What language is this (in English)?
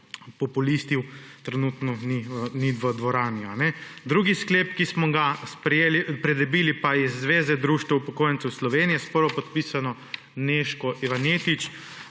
Slovenian